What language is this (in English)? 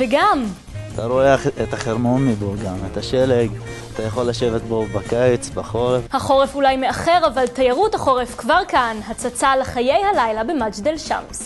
Hebrew